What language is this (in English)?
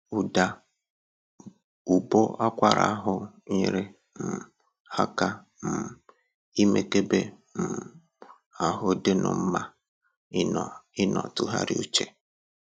Igbo